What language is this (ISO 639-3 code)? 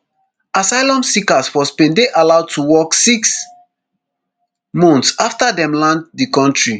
pcm